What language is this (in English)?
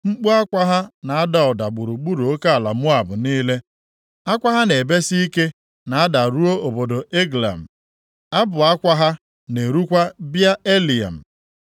Igbo